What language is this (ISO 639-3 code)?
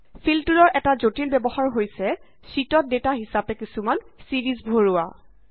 asm